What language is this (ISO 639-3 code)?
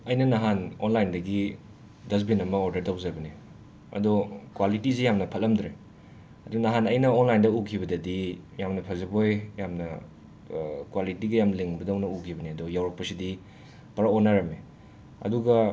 mni